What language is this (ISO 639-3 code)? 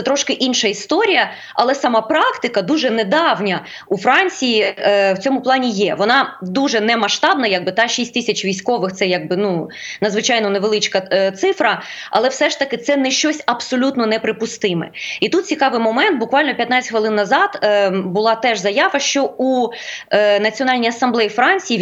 ukr